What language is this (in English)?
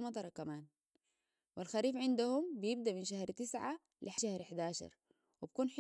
Sudanese Arabic